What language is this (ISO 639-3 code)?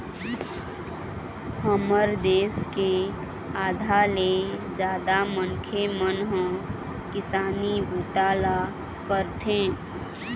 hne